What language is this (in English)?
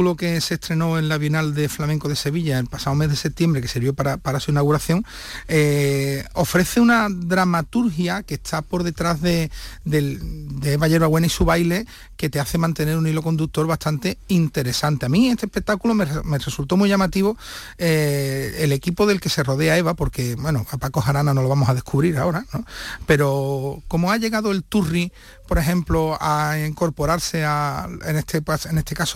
Spanish